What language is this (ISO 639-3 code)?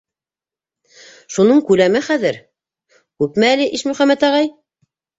bak